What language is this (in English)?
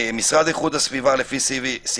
Hebrew